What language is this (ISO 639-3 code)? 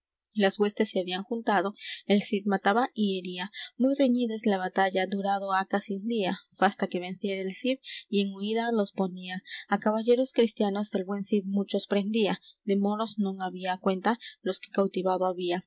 spa